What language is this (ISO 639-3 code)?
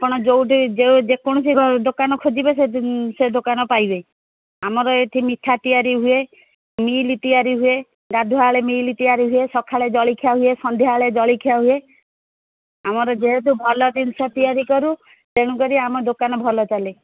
ori